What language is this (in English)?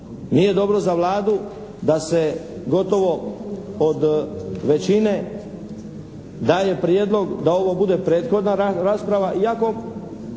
Croatian